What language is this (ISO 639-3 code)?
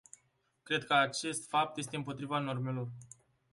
ron